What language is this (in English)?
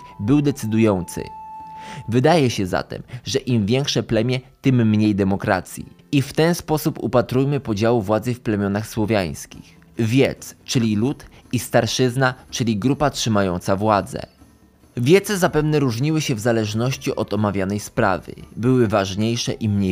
Polish